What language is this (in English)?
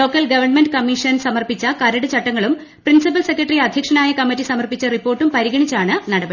Malayalam